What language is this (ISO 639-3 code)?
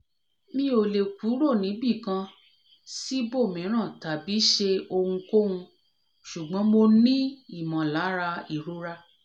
yor